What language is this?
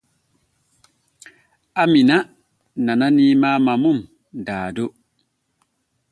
Borgu Fulfulde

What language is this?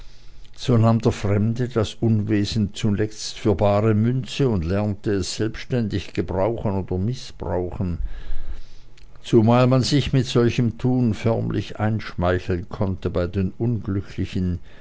German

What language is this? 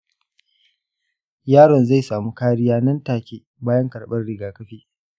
Hausa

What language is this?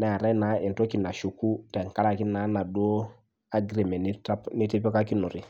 Masai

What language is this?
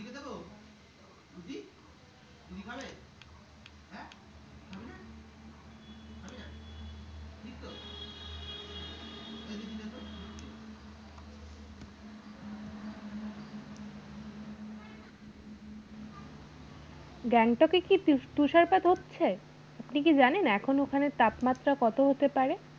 Bangla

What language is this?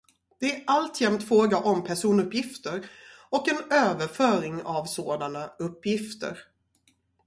Swedish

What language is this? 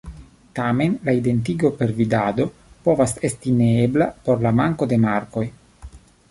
Esperanto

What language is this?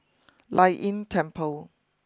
English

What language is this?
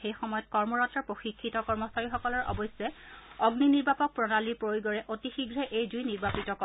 Assamese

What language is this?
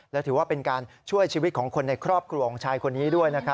Thai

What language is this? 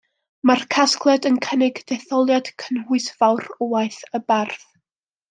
Welsh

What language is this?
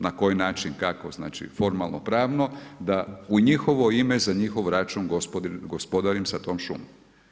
Croatian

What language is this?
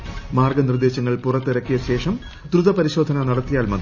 Malayalam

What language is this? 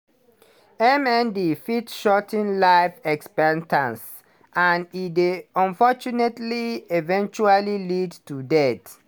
Nigerian Pidgin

